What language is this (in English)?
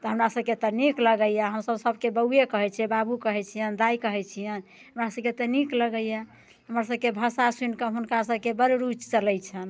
Maithili